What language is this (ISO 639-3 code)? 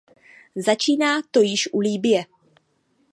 ces